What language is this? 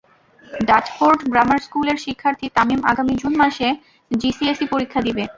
Bangla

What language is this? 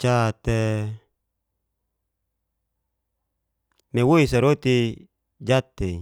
Geser-Gorom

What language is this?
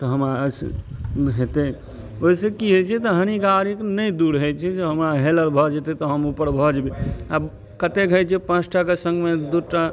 Maithili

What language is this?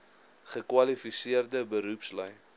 Afrikaans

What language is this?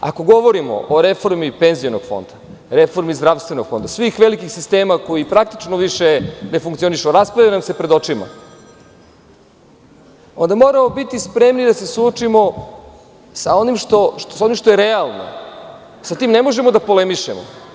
Serbian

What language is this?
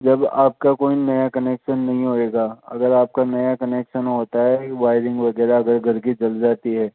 Hindi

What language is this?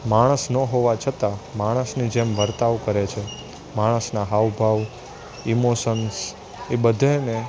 Gujarati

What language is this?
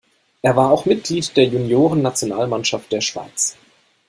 German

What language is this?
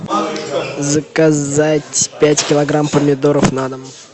Russian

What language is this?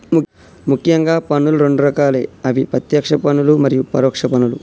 Telugu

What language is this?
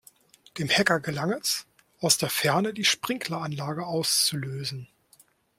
German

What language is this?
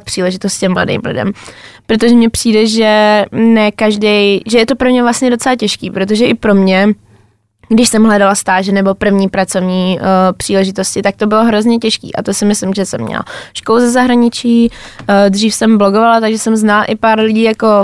Czech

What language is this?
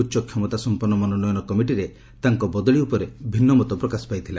Odia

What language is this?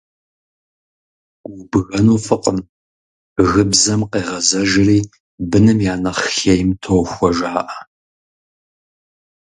Kabardian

